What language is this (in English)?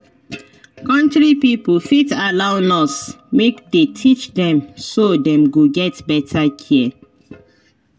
Nigerian Pidgin